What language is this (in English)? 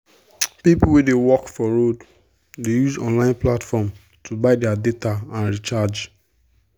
Nigerian Pidgin